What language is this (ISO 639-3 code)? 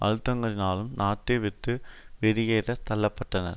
tam